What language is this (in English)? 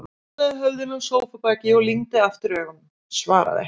Icelandic